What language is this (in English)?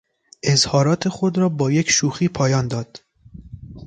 Persian